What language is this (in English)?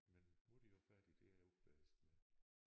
Danish